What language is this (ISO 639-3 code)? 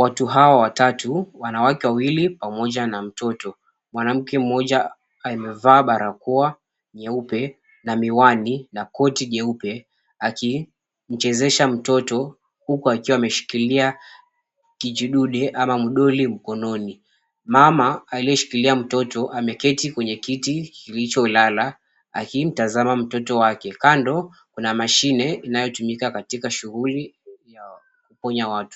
swa